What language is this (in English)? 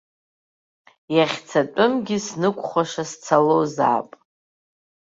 Abkhazian